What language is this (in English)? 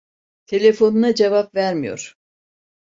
Turkish